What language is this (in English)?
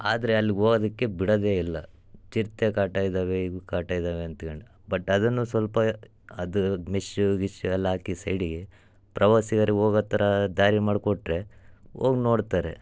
Kannada